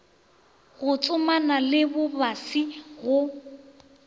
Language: Northern Sotho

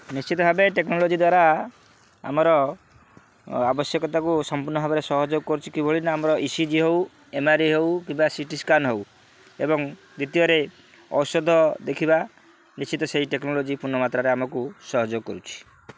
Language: Odia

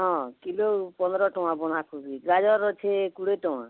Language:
Odia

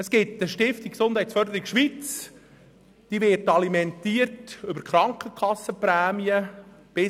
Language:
Swiss German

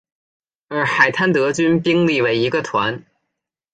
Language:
Chinese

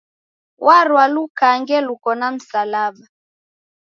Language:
Taita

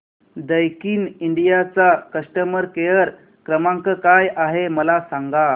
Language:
Marathi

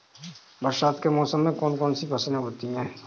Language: Hindi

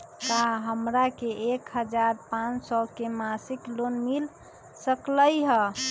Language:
Magahi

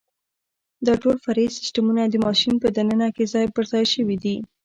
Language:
Pashto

